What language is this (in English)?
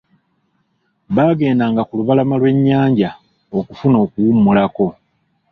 Ganda